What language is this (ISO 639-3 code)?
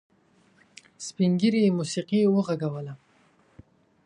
pus